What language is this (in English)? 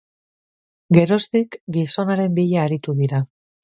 Basque